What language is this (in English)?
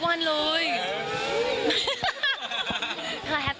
Thai